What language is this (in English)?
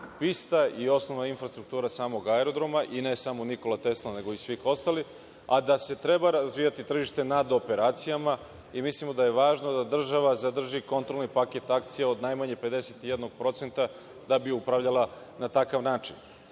Serbian